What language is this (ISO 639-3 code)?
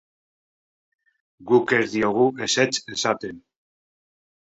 eus